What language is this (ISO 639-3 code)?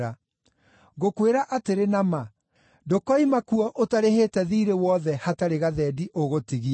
kik